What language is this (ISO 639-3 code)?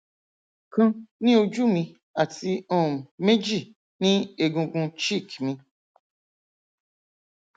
yor